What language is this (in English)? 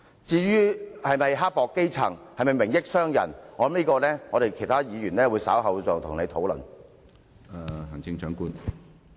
Cantonese